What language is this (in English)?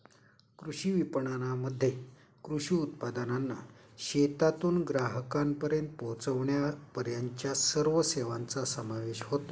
Marathi